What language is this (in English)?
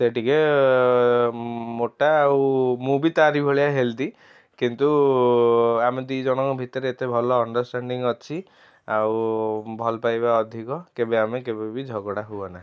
Odia